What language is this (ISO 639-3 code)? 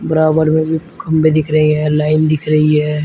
hin